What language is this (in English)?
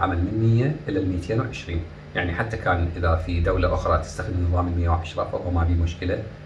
Arabic